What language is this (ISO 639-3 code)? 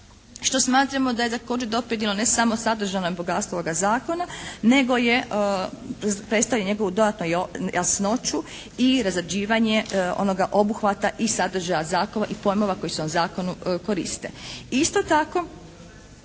hrv